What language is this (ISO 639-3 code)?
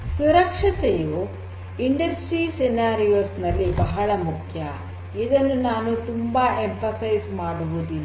kan